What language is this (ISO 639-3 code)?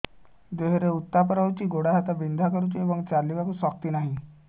ori